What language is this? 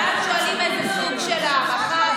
Hebrew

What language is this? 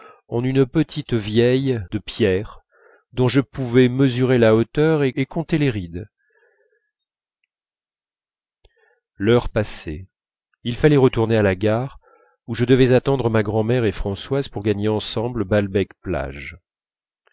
French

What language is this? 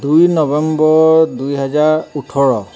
Assamese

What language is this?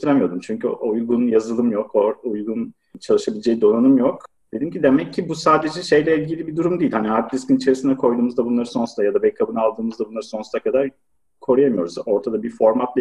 Turkish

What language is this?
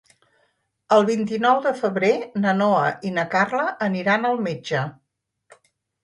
Catalan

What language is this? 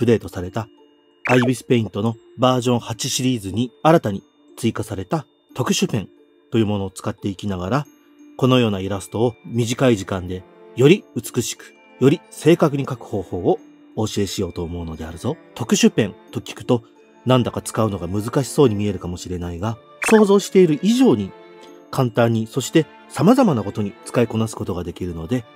Japanese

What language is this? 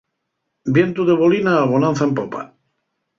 Asturian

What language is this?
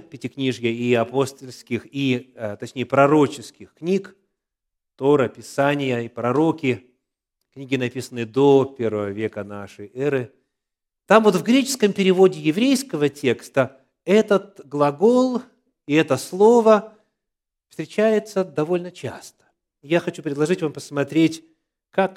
Russian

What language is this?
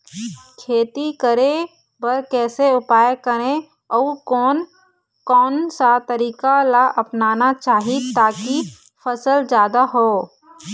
Chhattisgarhi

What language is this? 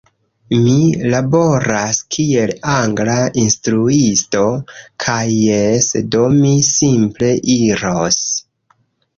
Esperanto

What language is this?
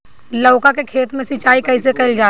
Bhojpuri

